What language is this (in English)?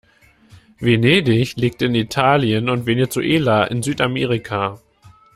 German